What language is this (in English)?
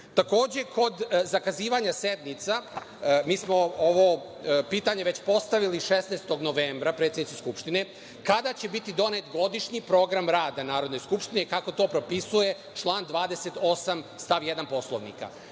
Serbian